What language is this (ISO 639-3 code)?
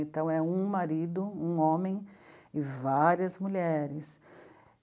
por